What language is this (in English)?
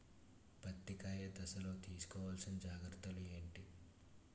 Telugu